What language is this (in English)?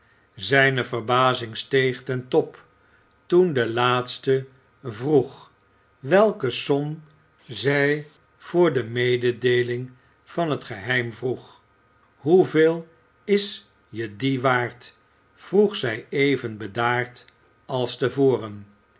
Dutch